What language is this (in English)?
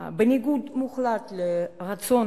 Hebrew